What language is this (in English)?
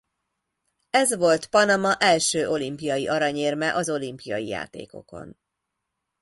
Hungarian